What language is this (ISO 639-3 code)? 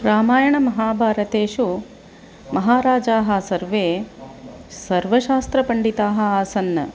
san